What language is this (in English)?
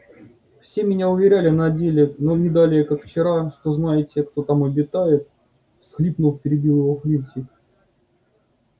Russian